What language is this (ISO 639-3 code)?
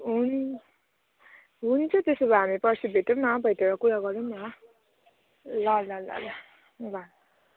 nep